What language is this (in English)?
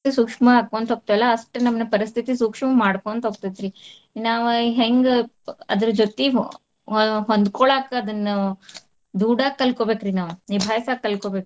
Kannada